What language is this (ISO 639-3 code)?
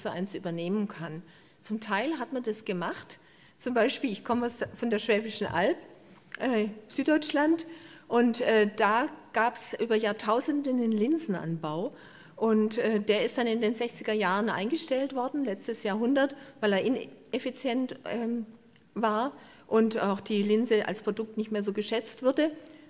deu